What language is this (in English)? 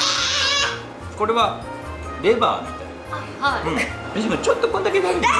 Japanese